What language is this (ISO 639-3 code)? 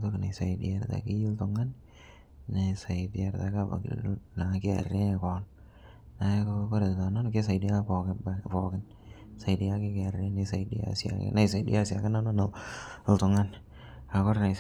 mas